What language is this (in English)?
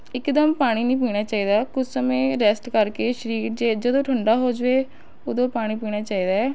Punjabi